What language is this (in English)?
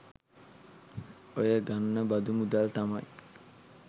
Sinhala